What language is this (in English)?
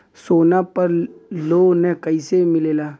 Bhojpuri